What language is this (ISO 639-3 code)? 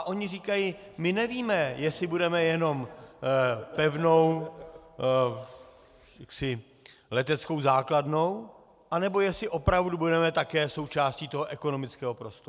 ces